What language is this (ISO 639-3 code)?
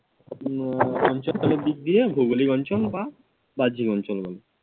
ben